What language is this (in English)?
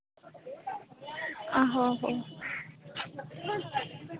Dogri